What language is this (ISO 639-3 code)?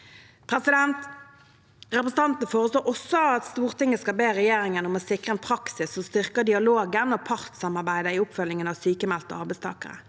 nor